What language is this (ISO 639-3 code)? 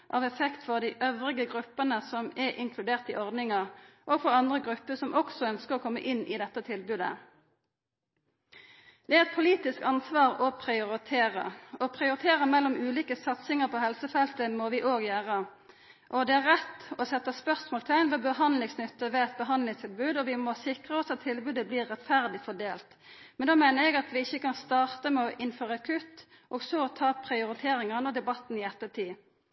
nno